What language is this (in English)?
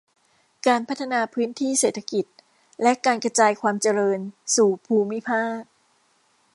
Thai